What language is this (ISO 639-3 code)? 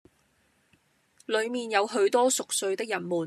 yue